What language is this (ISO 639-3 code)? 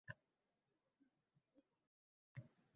uzb